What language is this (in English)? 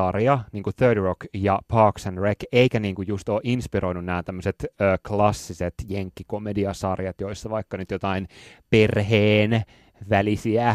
Finnish